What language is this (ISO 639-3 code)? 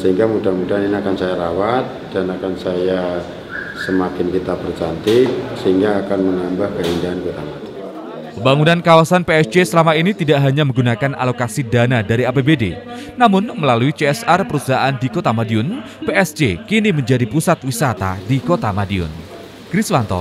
ind